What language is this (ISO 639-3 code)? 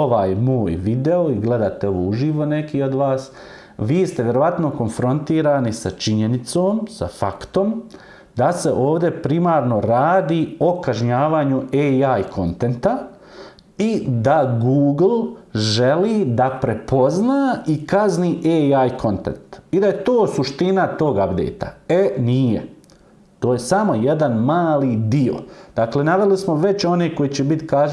srp